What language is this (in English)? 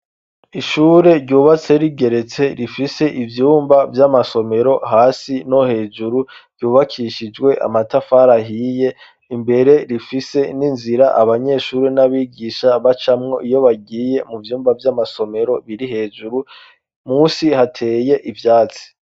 Rundi